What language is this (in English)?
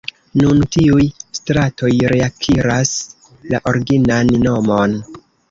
Esperanto